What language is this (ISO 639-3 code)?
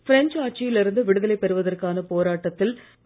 tam